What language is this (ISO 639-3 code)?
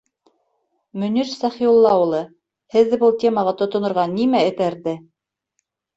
bak